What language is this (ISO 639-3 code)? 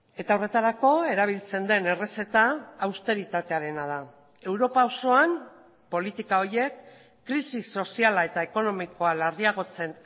eus